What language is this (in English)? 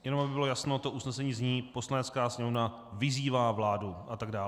Czech